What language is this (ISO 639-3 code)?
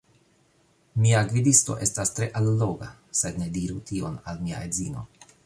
epo